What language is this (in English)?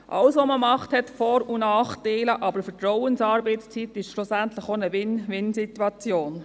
Swiss German